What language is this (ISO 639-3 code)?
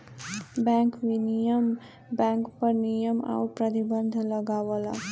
bho